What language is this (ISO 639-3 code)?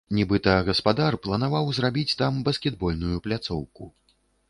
bel